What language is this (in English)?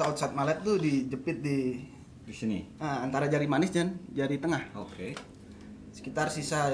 Indonesian